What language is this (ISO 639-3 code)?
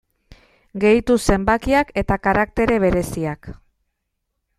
eus